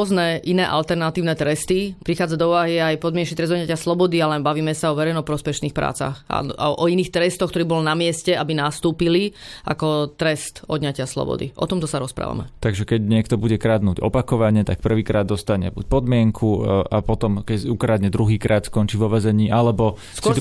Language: Slovak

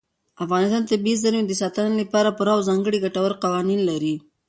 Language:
Pashto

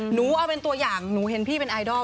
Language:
Thai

